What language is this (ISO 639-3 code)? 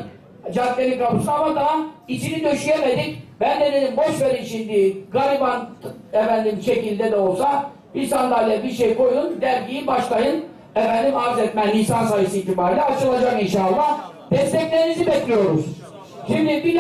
tur